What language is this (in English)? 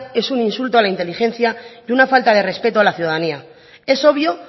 Spanish